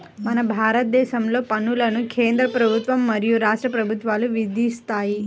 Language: Telugu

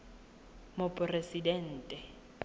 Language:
Tswana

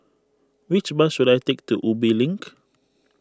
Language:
English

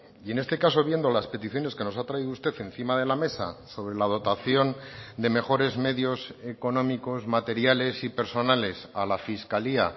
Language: Spanish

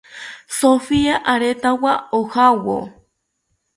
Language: South Ucayali Ashéninka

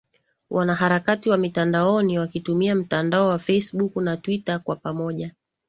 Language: Swahili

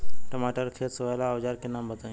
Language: Bhojpuri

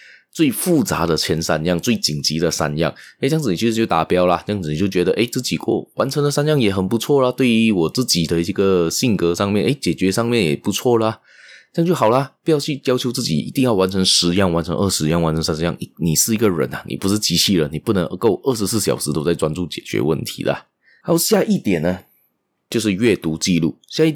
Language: Chinese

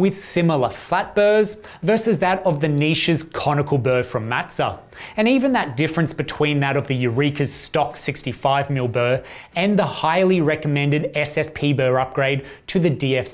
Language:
English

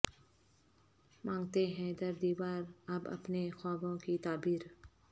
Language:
Urdu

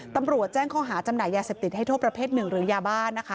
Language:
Thai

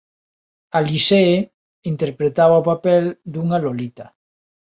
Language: Galician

